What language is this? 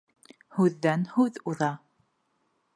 Bashkir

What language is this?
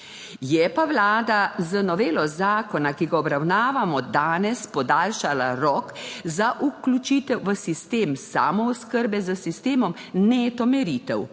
Slovenian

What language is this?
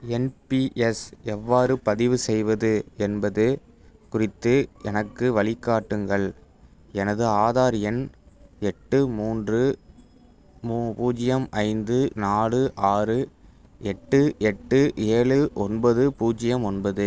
Tamil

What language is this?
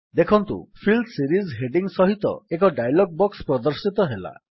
Odia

